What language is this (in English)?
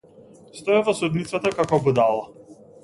Macedonian